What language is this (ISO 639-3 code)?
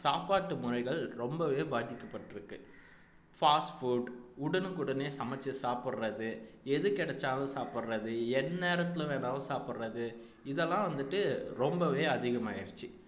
tam